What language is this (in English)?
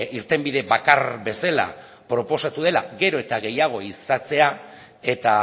Basque